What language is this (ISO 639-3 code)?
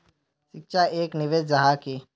mag